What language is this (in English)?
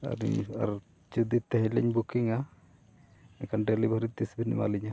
Santali